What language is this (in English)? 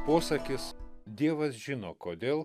Lithuanian